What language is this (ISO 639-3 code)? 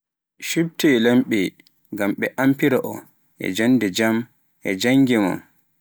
fuf